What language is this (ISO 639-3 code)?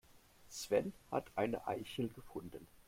deu